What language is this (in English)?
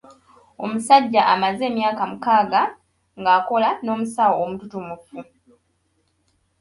Ganda